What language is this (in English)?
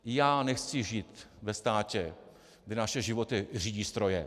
Czech